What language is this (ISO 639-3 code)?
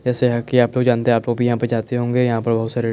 hin